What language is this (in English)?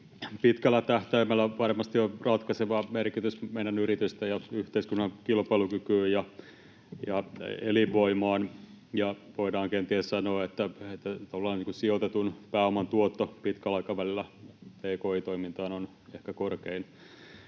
Finnish